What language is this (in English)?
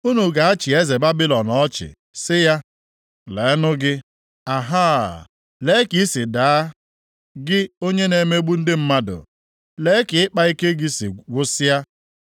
Igbo